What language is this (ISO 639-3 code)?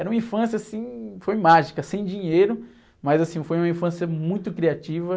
por